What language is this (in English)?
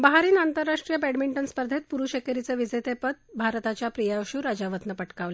Marathi